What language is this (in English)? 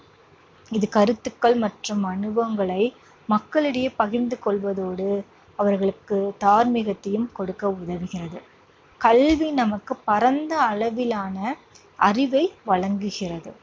Tamil